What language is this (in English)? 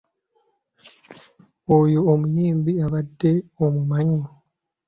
Ganda